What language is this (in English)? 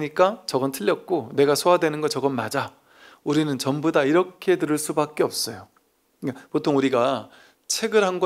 Korean